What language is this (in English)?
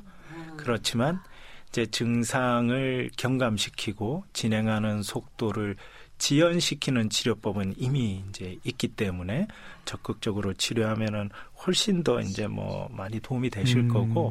Korean